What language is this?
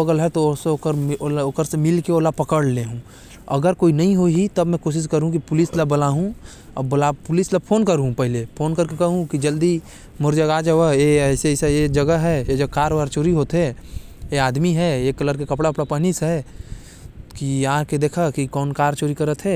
Korwa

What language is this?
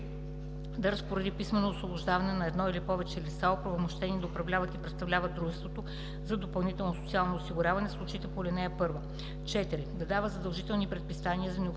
Bulgarian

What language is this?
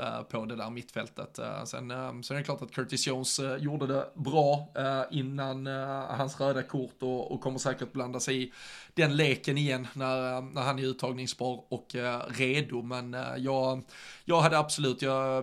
Swedish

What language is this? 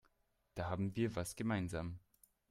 German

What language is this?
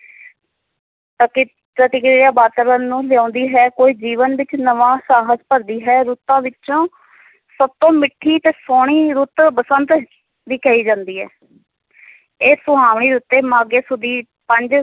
Punjabi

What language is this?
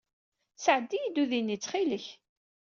Kabyle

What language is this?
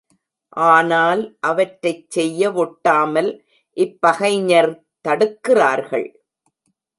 Tamil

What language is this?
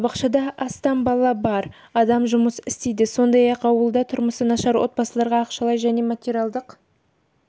Kazakh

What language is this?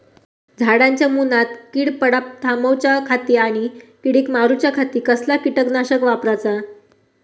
Marathi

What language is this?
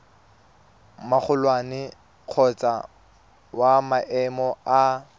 Tswana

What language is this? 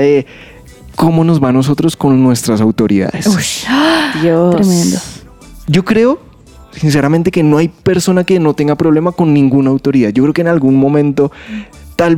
Spanish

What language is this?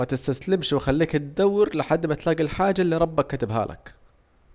Saidi Arabic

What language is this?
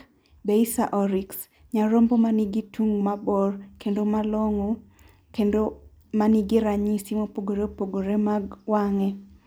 Luo (Kenya and Tanzania)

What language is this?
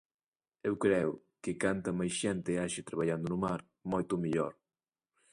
Galician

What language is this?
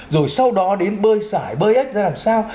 Vietnamese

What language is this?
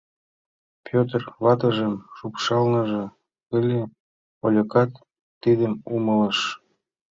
Mari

